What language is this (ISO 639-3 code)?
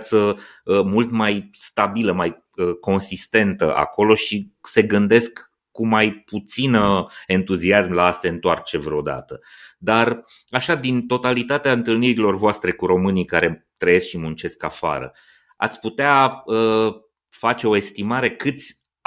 ron